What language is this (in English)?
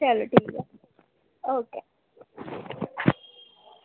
Dogri